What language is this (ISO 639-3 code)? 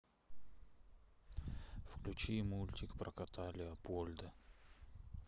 rus